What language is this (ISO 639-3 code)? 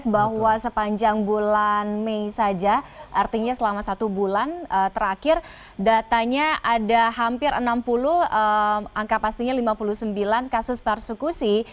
ind